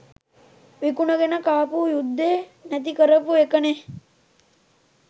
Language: Sinhala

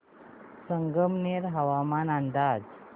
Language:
Marathi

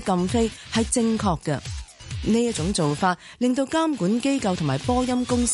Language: Chinese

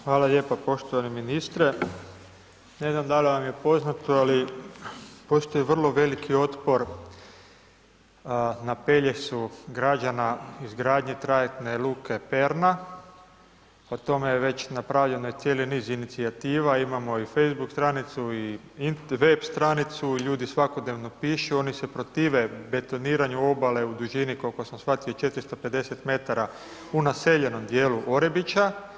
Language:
Croatian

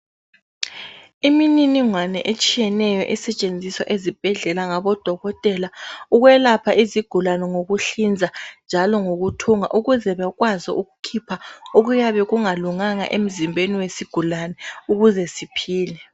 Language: North Ndebele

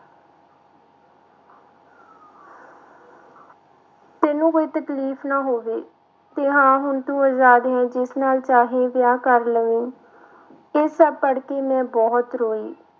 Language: Punjabi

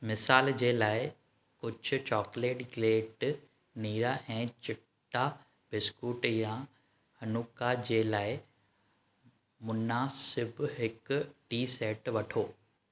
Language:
Sindhi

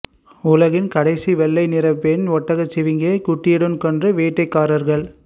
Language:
Tamil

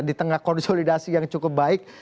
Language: Indonesian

